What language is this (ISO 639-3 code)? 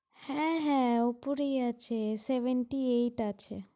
ben